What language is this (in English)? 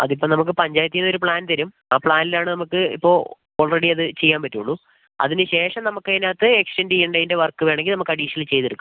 Malayalam